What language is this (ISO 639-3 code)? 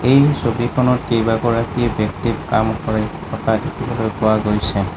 asm